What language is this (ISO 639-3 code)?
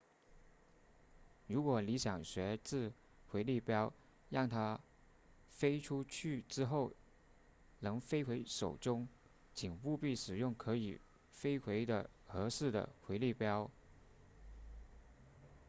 zho